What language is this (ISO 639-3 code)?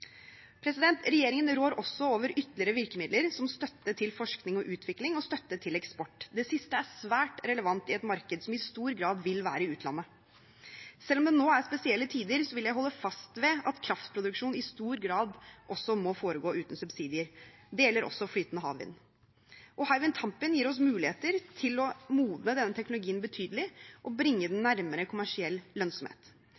nob